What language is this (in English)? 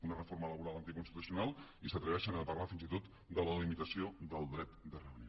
Catalan